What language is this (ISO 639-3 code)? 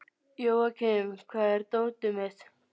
isl